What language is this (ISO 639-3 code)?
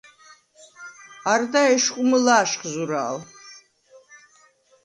sva